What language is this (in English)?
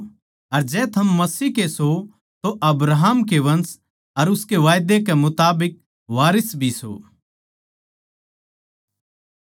Haryanvi